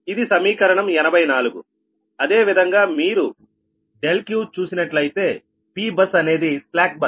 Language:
Telugu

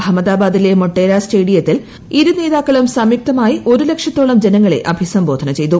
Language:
Malayalam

